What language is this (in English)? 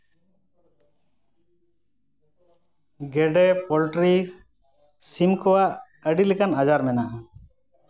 Santali